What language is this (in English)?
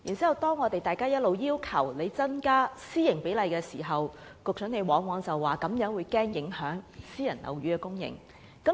Cantonese